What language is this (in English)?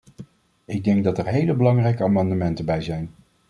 Dutch